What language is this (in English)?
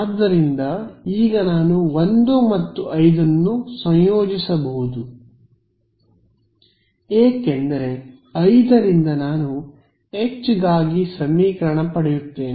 Kannada